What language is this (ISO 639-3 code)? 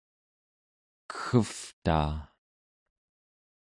esu